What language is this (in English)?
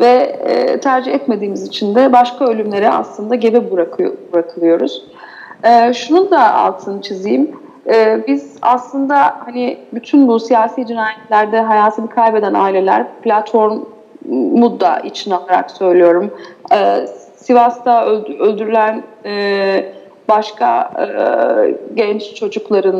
Turkish